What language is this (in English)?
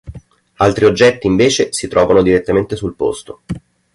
Italian